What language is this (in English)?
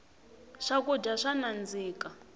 Tsonga